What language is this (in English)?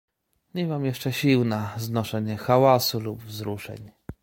Polish